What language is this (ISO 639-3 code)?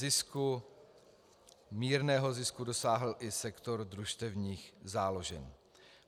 ces